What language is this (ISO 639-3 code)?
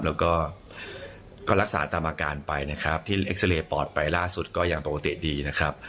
tha